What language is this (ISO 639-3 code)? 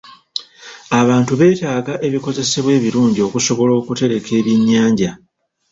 lug